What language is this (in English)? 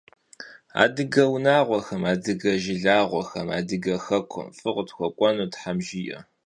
Kabardian